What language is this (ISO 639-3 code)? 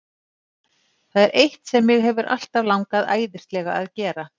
isl